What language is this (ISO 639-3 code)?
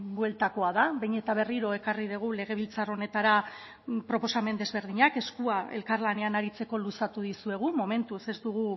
eus